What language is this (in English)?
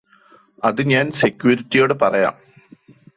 Malayalam